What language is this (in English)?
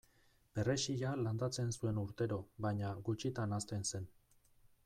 Basque